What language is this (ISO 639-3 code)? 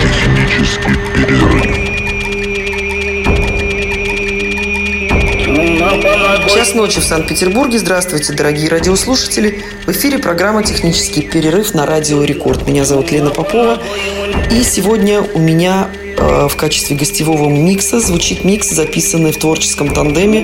rus